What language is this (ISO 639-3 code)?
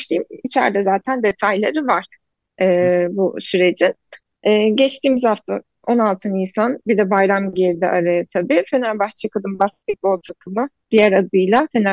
tur